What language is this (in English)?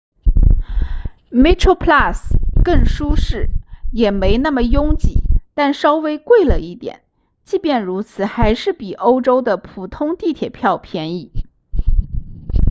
Chinese